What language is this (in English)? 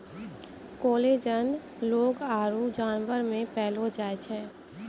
Maithili